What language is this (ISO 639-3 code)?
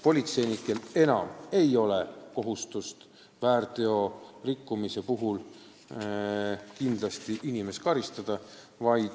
est